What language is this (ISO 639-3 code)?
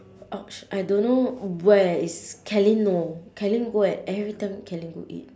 eng